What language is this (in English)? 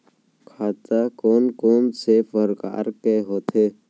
Chhattisgarhi